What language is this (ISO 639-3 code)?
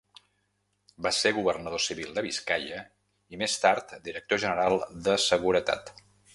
cat